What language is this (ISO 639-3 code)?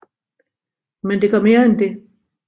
dan